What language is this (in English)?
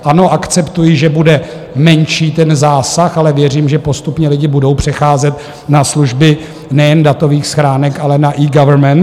Czech